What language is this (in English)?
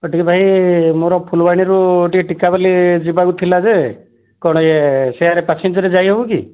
Odia